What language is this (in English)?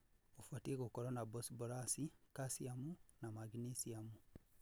Kikuyu